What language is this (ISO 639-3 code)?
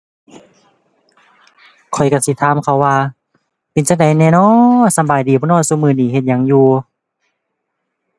tha